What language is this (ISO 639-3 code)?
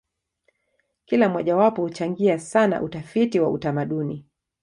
swa